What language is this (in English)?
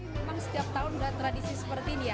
Indonesian